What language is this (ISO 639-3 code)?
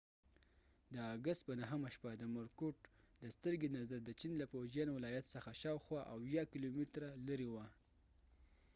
pus